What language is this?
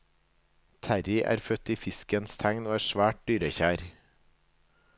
Norwegian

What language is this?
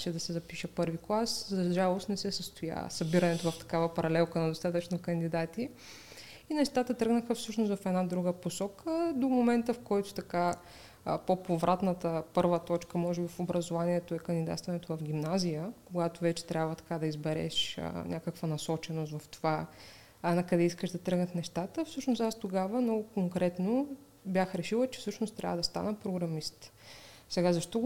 Bulgarian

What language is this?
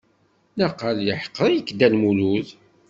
Kabyle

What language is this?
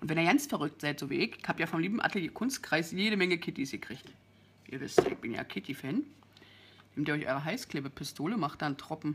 German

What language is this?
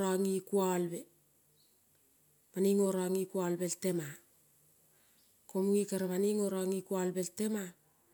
Kol (Papua New Guinea)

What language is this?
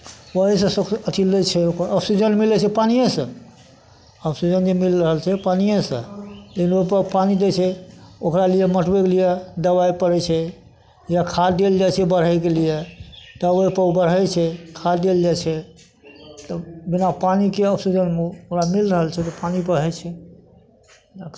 Maithili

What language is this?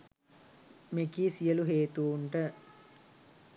Sinhala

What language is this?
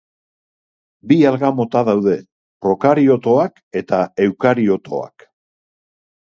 Basque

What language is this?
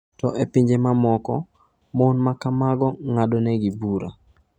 Luo (Kenya and Tanzania)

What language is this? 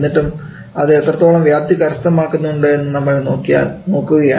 Malayalam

